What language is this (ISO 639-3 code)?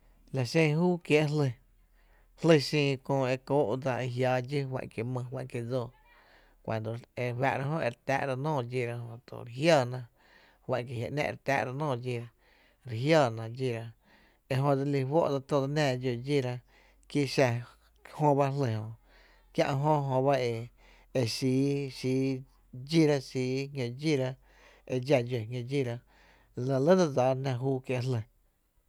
cte